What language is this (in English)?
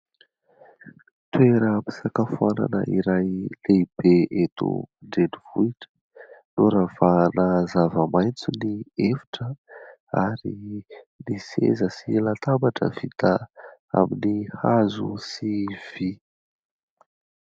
Malagasy